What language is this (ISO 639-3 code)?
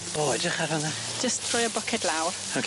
cym